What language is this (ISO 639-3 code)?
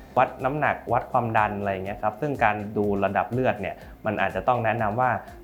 tha